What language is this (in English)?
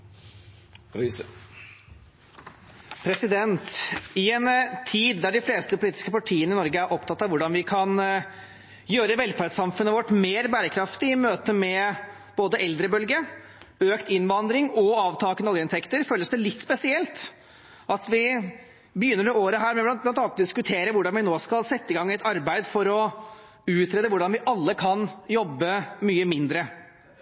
Norwegian